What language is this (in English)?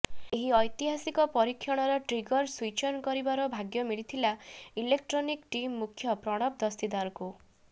Odia